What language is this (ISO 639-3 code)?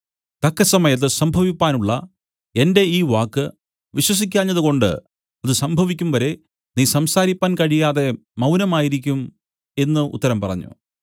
mal